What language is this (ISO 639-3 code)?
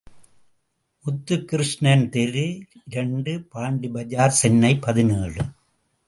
tam